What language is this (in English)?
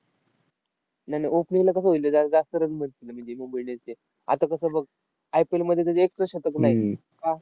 Marathi